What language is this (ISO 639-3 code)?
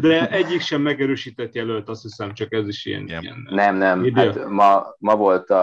hun